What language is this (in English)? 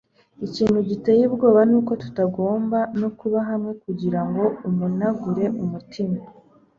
Kinyarwanda